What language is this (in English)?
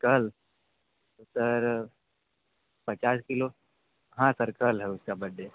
Hindi